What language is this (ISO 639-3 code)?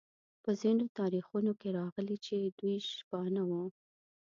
pus